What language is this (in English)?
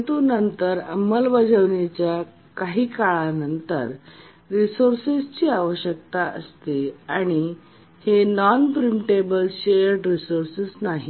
Marathi